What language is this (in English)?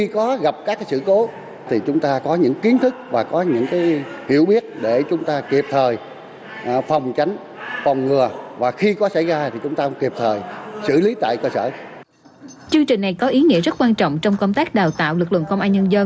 Vietnamese